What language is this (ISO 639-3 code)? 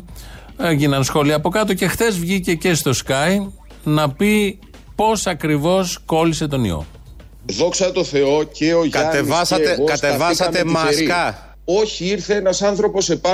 ell